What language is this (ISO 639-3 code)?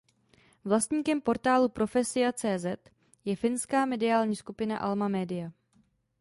ces